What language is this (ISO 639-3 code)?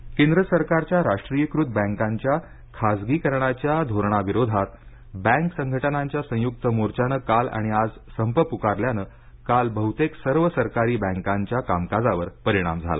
mar